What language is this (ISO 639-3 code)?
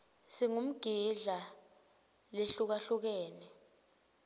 ssw